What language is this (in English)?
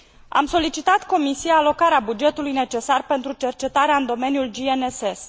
Romanian